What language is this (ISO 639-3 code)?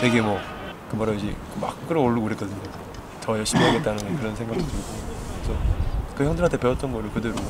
kor